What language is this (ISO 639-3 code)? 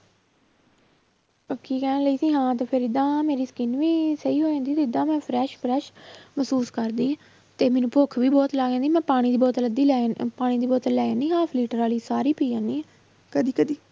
pan